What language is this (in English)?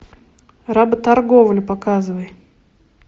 Russian